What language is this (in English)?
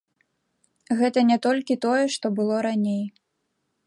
Belarusian